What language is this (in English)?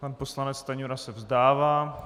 Czech